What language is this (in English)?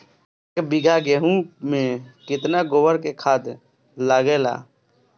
Bhojpuri